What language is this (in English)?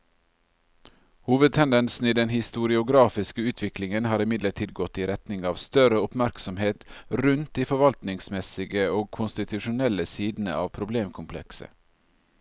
Norwegian